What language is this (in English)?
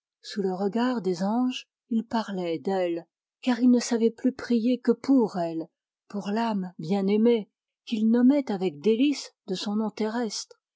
French